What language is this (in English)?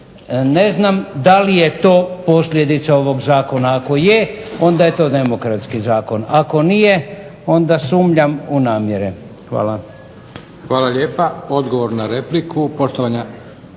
Croatian